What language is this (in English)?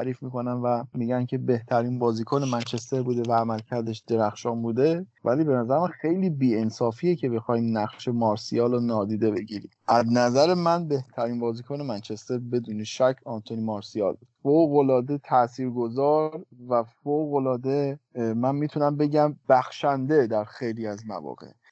Persian